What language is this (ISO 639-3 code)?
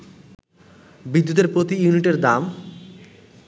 ben